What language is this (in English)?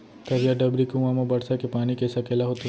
Chhattisgarhi